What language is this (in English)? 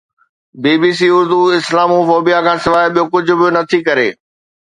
Sindhi